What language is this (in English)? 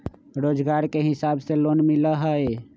Magahi